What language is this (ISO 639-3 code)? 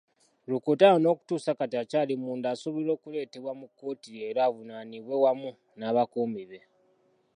lug